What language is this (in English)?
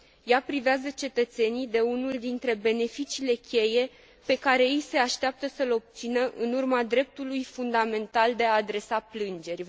Romanian